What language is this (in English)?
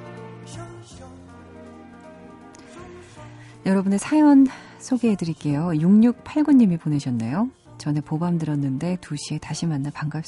Korean